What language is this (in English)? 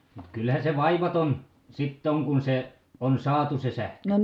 Finnish